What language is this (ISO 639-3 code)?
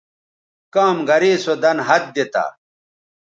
btv